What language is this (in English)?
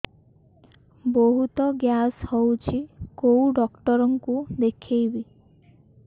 Odia